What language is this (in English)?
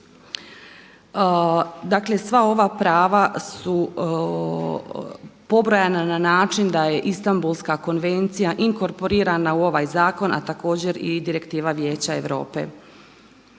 Croatian